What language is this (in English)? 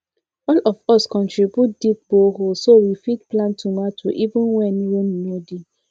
Nigerian Pidgin